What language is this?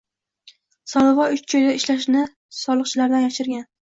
Uzbek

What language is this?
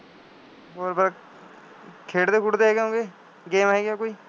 Punjabi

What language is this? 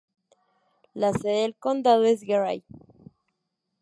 Spanish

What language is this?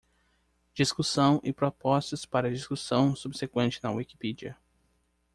Portuguese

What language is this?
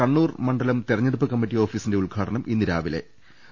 Malayalam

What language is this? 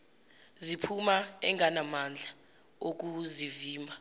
Zulu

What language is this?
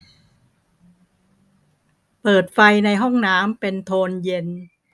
Thai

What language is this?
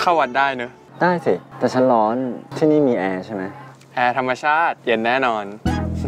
Thai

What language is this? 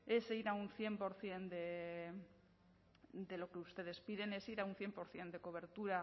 Spanish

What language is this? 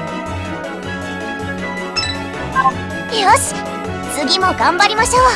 Japanese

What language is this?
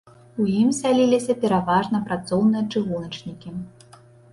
Belarusian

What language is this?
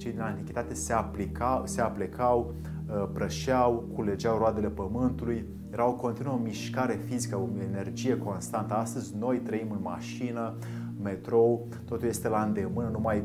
Romanian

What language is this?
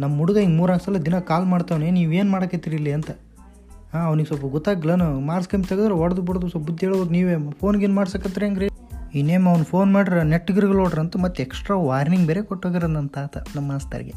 Kannada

